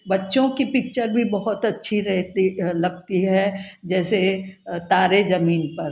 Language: Hindi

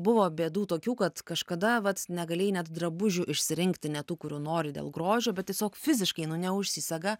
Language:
Lithuanian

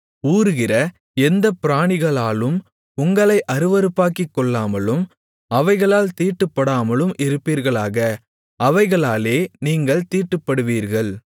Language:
Tamil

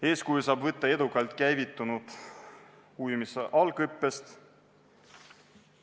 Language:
Estonian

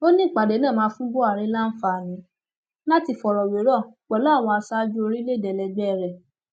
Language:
Yoruba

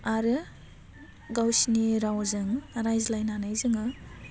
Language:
Bodo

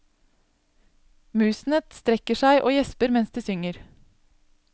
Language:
Norwegian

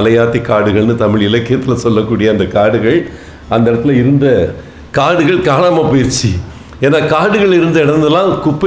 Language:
Tamil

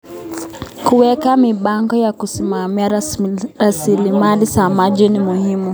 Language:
Kalenjin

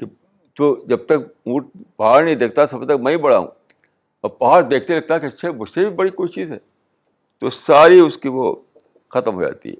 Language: Urdu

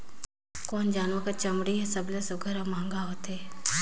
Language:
Chhattisgarhi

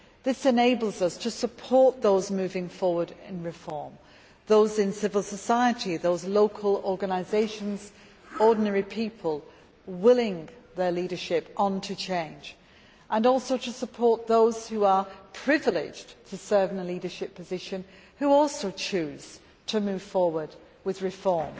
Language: English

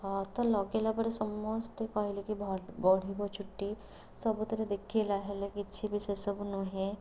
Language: Odia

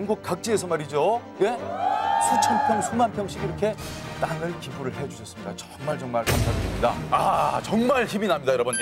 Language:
Korean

